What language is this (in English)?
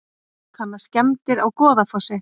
Icelandic